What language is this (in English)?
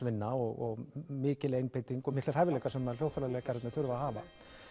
Icelandic